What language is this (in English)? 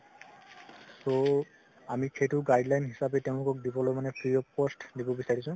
Assamese